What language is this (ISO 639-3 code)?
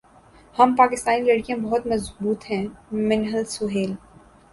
urd